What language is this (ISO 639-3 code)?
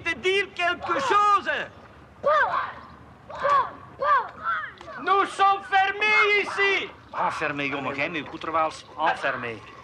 nld